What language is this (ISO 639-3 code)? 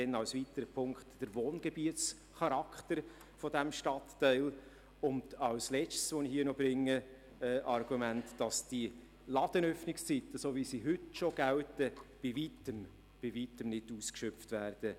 gsw